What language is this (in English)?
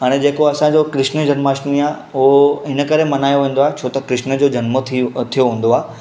Sindhi